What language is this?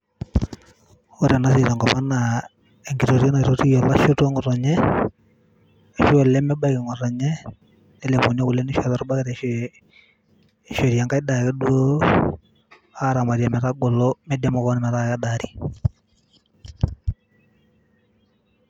Masai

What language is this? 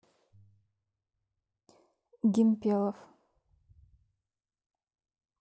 Russian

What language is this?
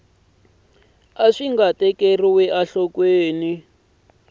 Tsonga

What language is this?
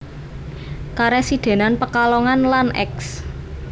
Javanese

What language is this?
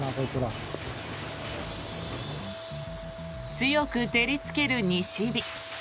Japanese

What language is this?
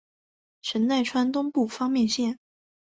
Chinese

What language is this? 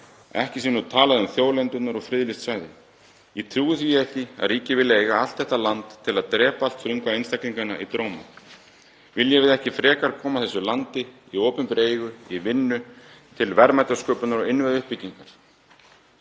Icelandic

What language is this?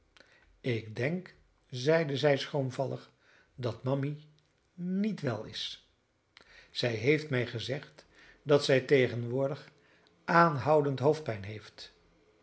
Dutch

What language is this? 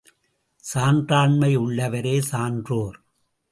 Tamil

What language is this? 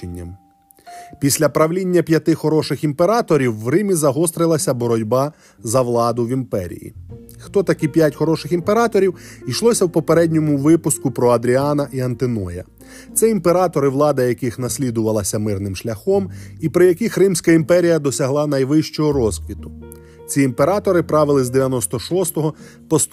Ukrainian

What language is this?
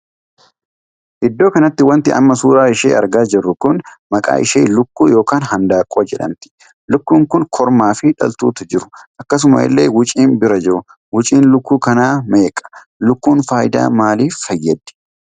Oromo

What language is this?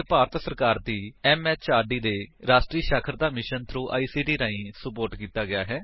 Punjabi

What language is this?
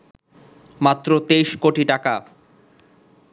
Bangla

